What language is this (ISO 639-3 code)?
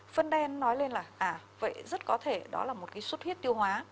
vie